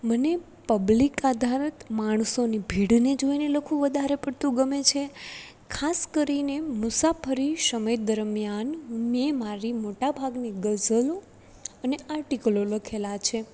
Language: Gujarati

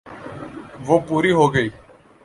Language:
Urdu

